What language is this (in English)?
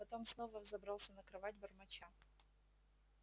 Russian